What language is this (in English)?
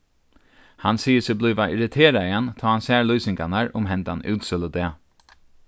Faroese